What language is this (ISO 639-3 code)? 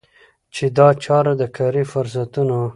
pus